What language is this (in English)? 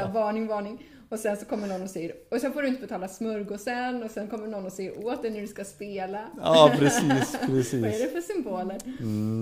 Swedish